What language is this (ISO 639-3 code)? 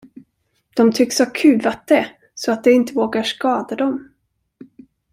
swe